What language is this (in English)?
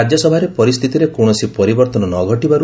Odia